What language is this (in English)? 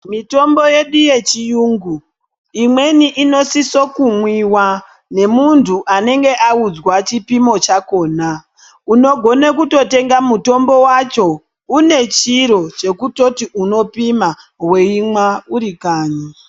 Ndau